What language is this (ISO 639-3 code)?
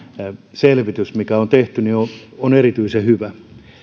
fin